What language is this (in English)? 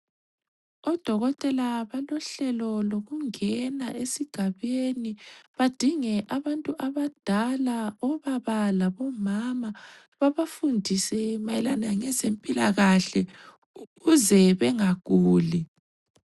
North Ndebele